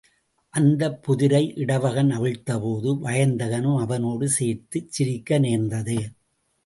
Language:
Tamil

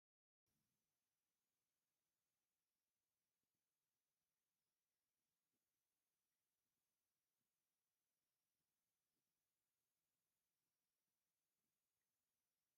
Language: Tigrinya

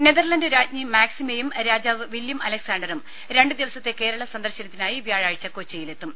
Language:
Malayalam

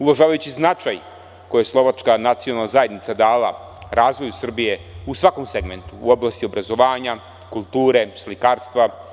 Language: Serbian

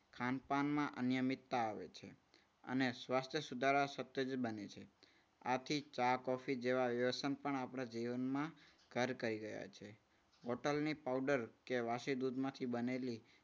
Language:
Gujarati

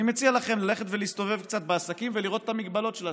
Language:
Hebrew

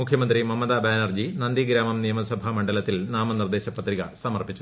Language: Malayalam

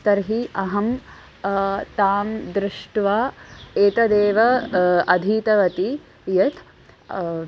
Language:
Sanskrit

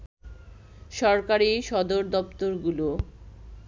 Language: Bangla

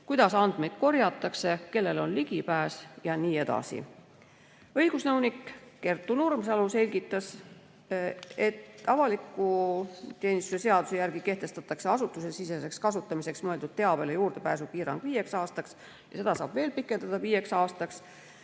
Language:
Estonian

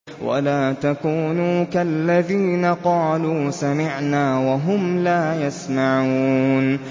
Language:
Arabic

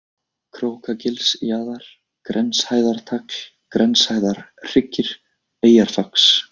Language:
Icelandic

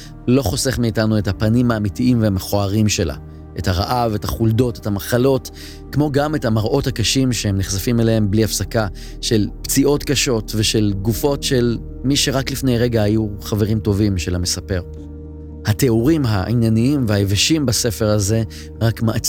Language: Hebrew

